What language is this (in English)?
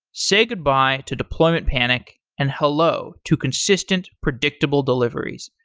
English